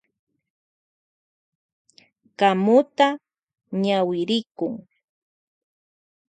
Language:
Loja Highland Quichua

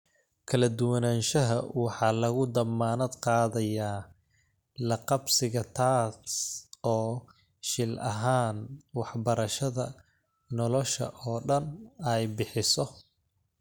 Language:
Somali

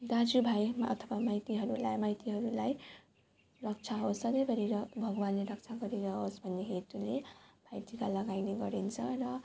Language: Nepali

